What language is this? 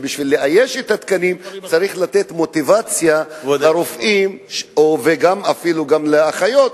Hebrew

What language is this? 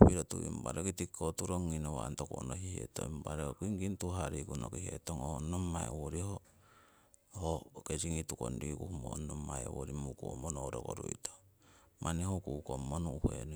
Siwai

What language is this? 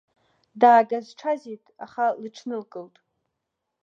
Abkhazian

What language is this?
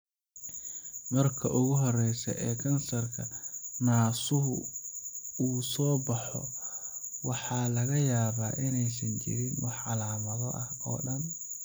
Somali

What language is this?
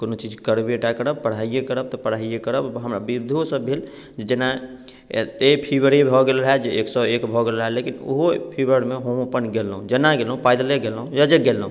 Maithili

